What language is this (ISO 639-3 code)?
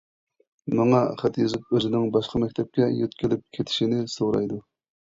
uig